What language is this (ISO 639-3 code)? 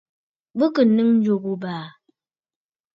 bfd